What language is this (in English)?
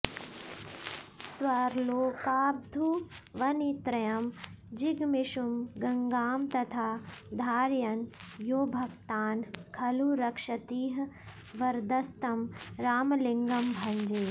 Sanskrit